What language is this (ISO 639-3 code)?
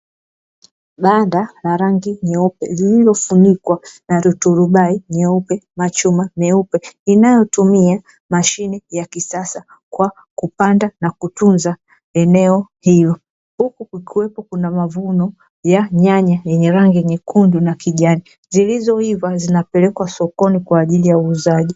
swa